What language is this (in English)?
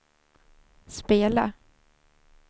Swedish